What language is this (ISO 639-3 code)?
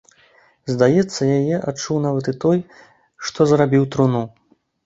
bel